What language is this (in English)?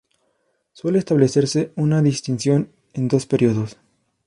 Spanish